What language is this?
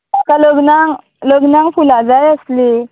Konkani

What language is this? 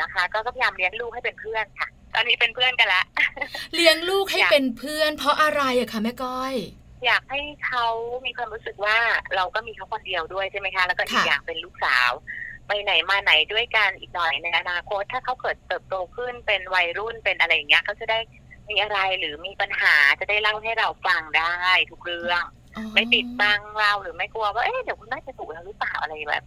Thai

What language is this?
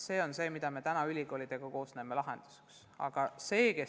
Estonian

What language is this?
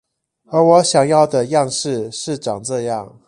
Chinese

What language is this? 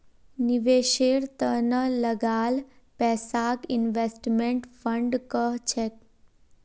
Magahi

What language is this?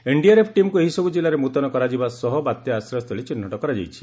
Odia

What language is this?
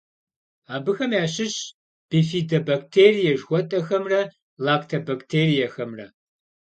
Kabardian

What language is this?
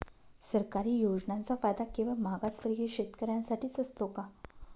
Marathi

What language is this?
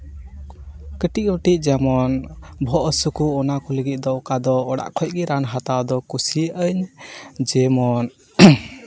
Santali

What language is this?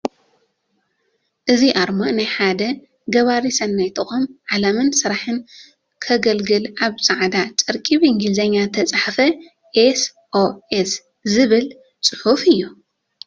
Tigrinya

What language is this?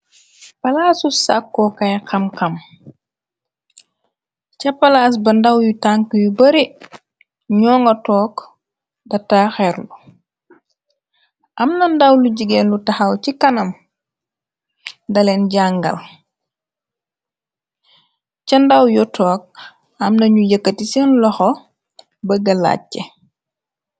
Wolof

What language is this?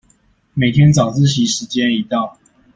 Chinese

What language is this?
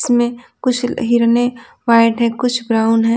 Hindi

